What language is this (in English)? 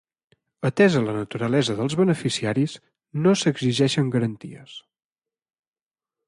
Catalan